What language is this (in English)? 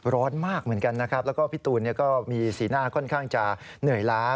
Thai